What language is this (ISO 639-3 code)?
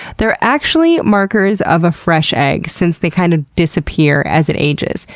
eng